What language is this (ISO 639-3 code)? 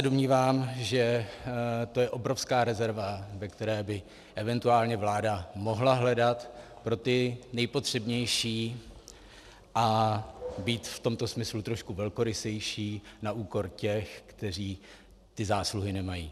ces